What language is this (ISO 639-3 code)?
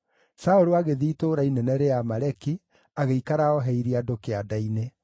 kik